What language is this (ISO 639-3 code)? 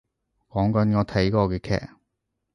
yue